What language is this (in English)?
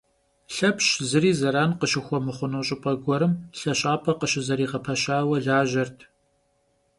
Kabardian